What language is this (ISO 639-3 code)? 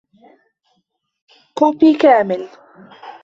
ara